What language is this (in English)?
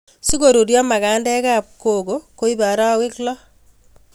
Kalenjin